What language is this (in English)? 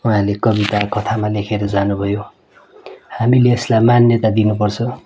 Nepali